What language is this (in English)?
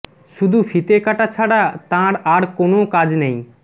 Bangla